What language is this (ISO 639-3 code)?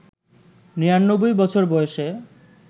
ben